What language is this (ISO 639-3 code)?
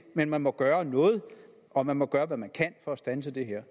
dan